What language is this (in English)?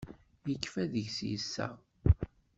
Kabyle